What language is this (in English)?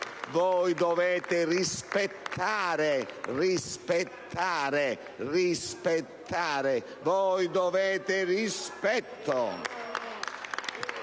Italian